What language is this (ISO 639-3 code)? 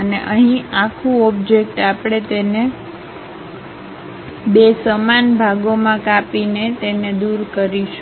guj